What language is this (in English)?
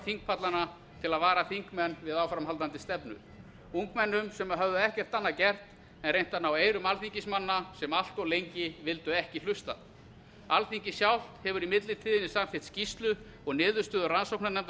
Icelandic